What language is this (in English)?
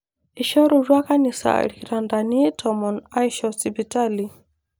Masai